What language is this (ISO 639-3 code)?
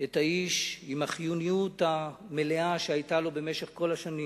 heb